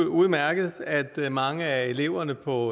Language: Danish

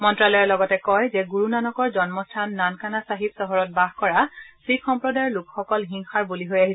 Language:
Assamese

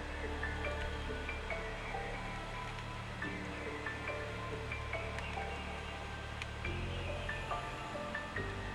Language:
Korean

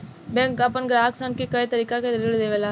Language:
Bhojpuri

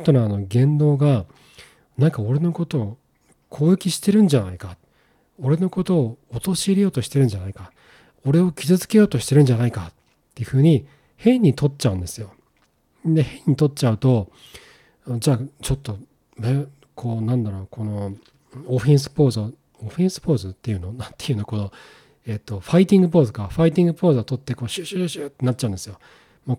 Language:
Japanese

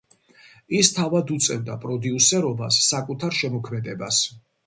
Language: Georgian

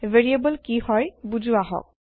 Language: Assamese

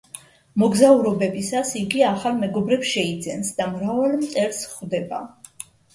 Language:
Georgian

